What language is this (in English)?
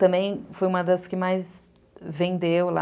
Portuguese